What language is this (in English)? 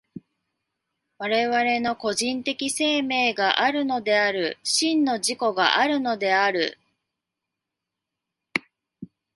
Japanese